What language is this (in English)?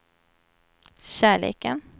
Swedish